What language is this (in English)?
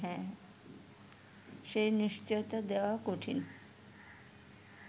Bangla